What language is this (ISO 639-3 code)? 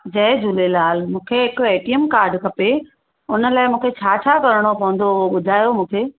snd